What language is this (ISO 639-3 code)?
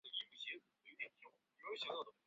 zho